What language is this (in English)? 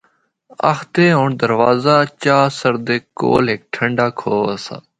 Northern Hindko